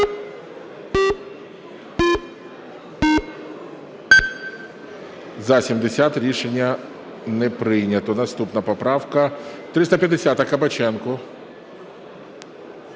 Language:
Ukrainian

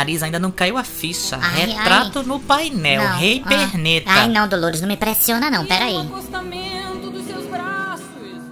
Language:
Portuguese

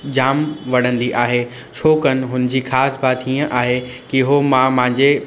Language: Sindhi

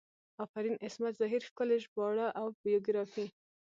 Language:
Pashto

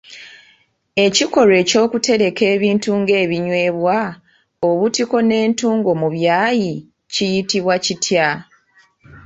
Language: Ganda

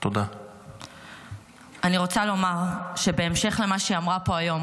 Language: Hebrew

